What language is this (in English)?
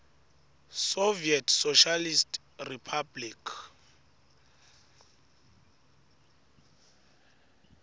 Swati